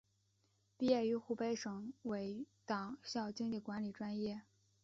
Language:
Chinese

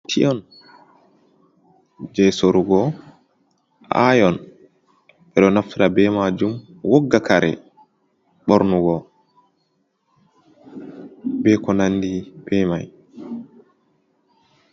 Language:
Fula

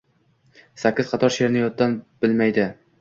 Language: Uzbek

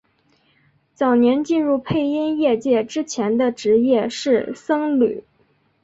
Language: Chinese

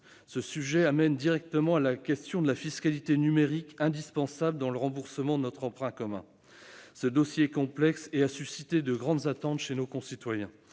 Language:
French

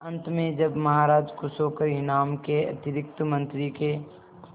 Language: Hindi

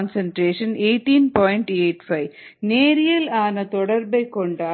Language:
Tamil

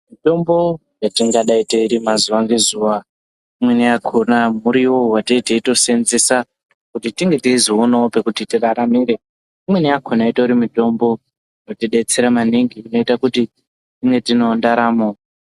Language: Ndau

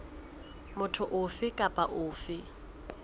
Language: Southern Sotho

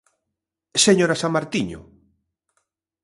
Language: Galician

